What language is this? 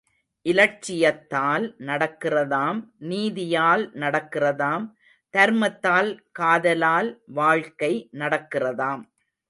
Tamil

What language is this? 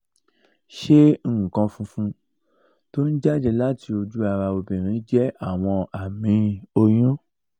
Yoruba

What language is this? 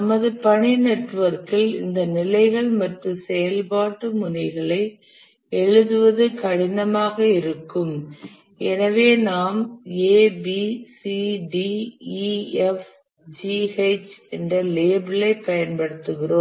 Tamil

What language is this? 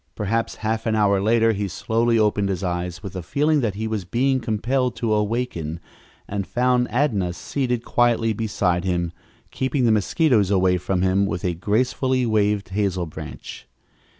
English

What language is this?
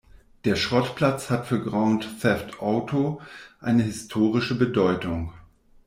German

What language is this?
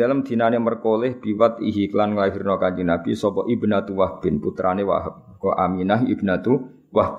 Malay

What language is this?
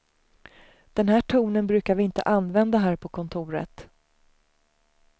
Swedish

